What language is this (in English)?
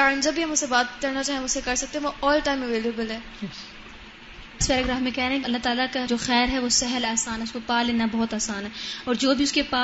Urdu